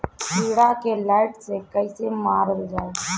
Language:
Bhojpuri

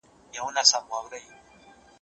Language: Pashto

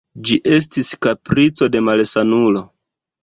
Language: Esperanto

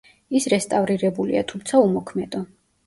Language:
Georgian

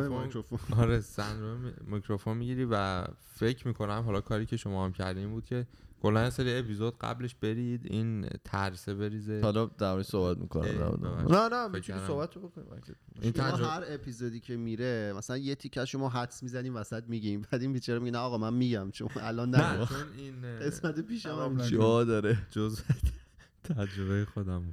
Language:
Persian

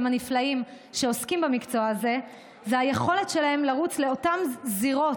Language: Hebrew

